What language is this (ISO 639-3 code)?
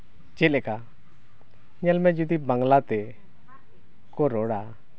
sat